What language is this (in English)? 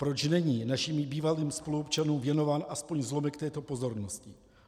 Czech